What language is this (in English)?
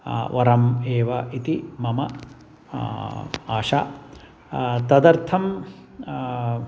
Sanskrit